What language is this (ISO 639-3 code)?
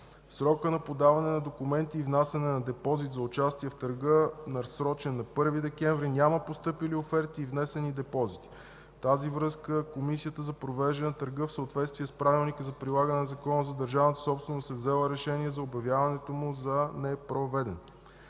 bul